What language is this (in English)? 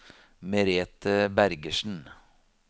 Norwegian